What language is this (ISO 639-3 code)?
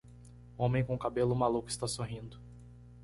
por